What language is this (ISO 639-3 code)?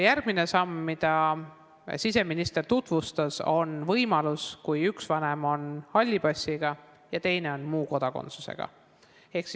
est